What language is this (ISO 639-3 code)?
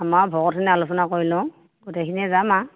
asm